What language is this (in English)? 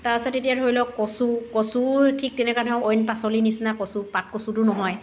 Assamese